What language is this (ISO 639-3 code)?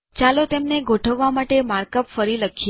guj